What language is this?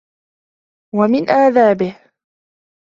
Arabic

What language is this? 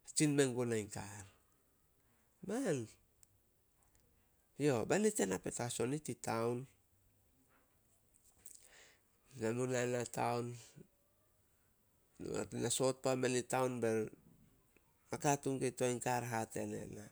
Solos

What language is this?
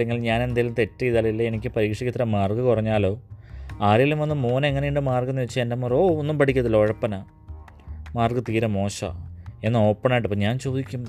Malayalam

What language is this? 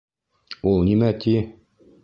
Bashkir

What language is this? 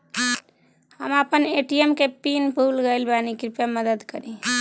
Bhojpuri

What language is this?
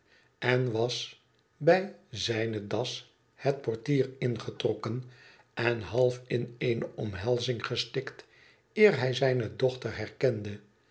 Dutch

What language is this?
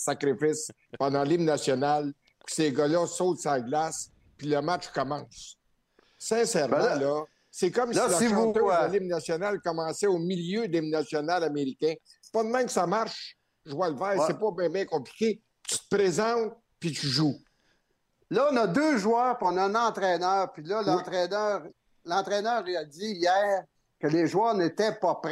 French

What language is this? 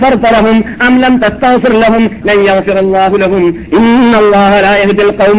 Malayalam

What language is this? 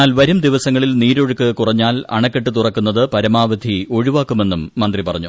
Malayalam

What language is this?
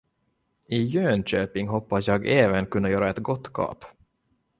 Swedish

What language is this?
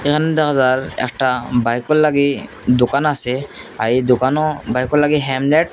Bangla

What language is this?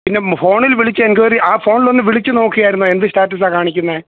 Malayalam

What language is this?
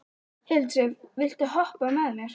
Icelandic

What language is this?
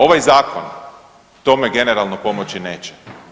Croatian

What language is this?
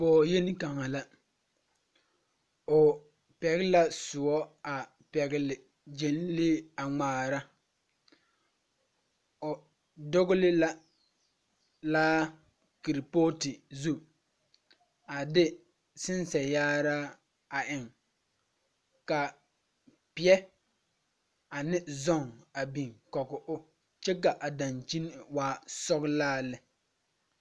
Southern Dagaare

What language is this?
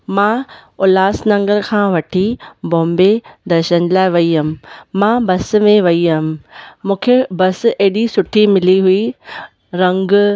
Sindhi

